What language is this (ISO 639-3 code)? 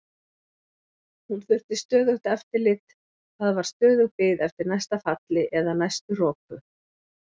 isl